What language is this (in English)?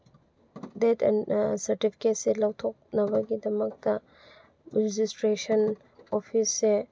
Manipuri